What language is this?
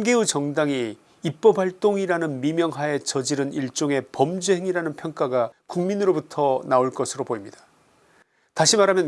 Korean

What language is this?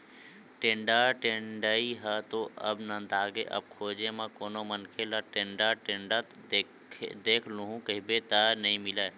Chhattisgarhi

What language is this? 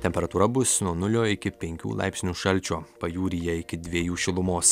Lithuanian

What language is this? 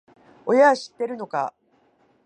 Japanese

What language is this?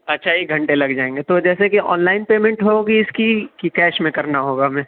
Urdu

